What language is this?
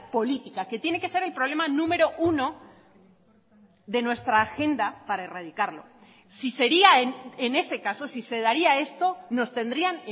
Spanish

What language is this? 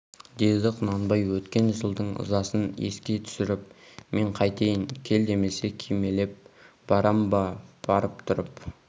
Kazakh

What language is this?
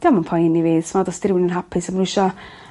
Welsh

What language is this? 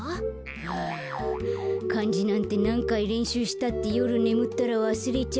Japanese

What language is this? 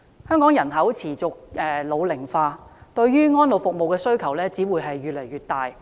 Cantonese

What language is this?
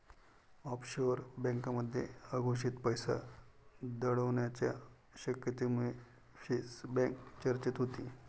Marathi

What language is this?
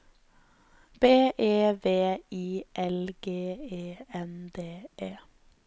Norwegian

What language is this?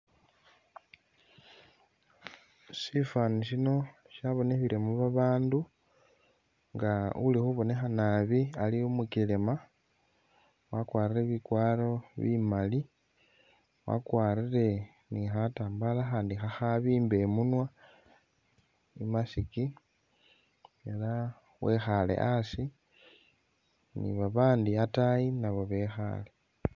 Masaaba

